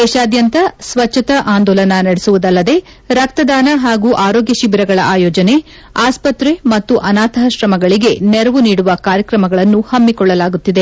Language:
Kannada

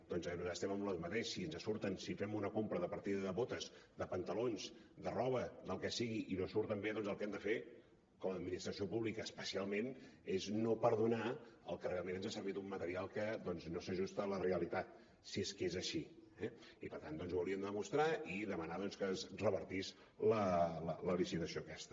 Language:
Catalan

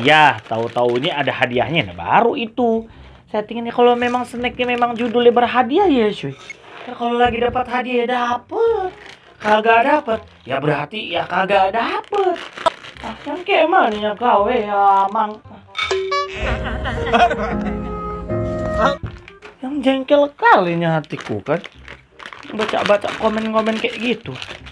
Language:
Indonesian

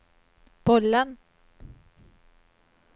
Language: Swedish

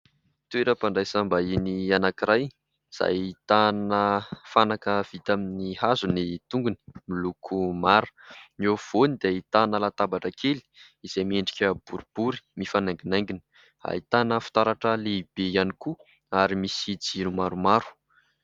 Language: Malagasy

